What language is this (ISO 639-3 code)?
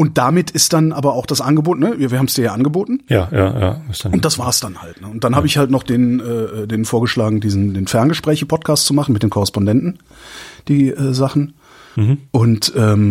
deu